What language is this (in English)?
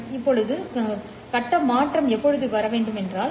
Tamil